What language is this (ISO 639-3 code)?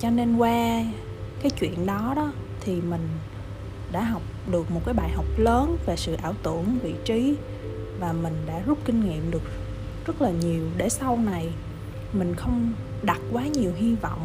vie